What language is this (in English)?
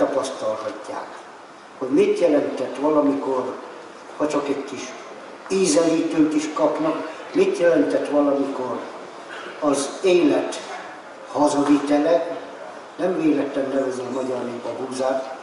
Hungarian